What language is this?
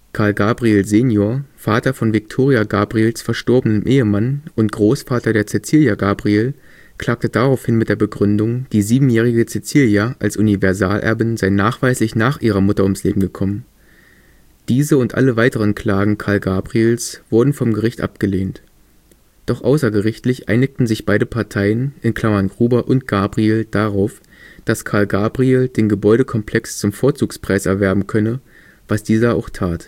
German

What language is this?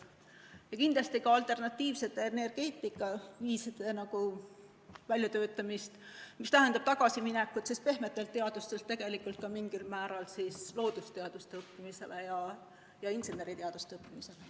Estonian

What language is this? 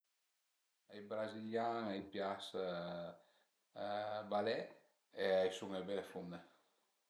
Piedmontese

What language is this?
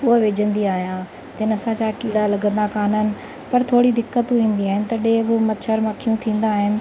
Sindhi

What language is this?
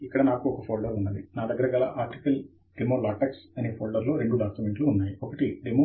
Telugu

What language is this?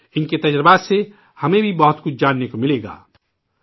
Urdu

